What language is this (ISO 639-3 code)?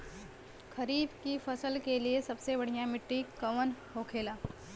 bho